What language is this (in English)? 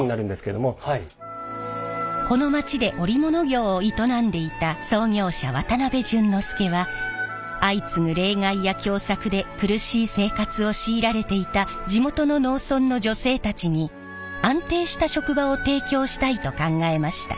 Japanese